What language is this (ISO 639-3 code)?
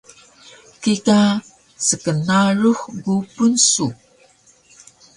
trv